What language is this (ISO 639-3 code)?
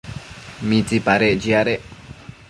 mcf